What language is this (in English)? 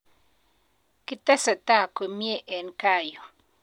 Kalenjin